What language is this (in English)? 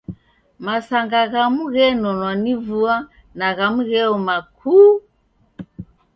Taita